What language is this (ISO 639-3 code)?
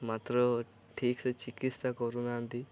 ori